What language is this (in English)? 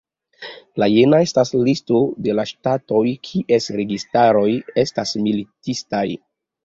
Esperanto